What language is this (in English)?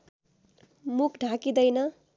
Nepali